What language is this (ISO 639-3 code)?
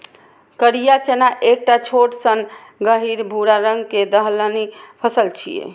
mai